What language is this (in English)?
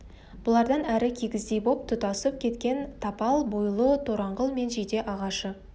Kazakh